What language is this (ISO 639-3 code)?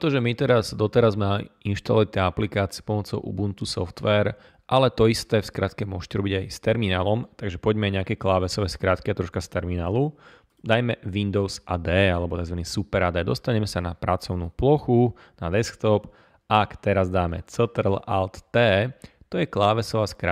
slk